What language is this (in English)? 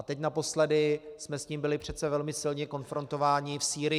Czech